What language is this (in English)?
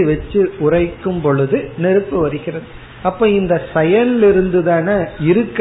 Tamil